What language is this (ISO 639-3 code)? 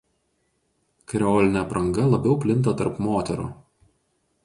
lit